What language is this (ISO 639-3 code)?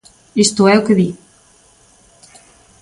glg